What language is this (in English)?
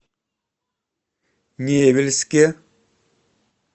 Russian